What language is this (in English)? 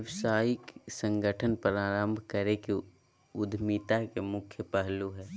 Magahi